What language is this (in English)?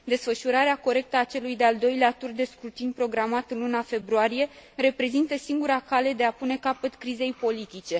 Romanian